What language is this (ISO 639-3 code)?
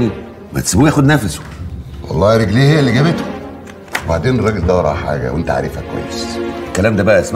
ara